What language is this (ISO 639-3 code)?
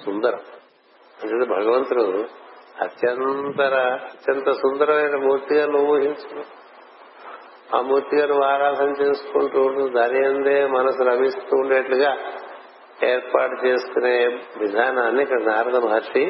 tel